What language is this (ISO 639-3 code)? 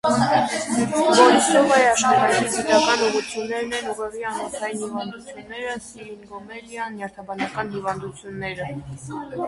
hye